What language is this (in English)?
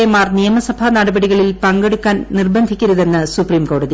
Malayalam